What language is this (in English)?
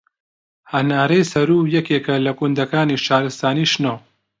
Central Kurdish